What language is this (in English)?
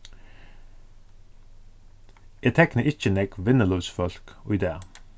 Faroese